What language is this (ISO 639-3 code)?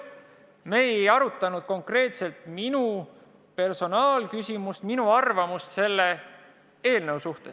est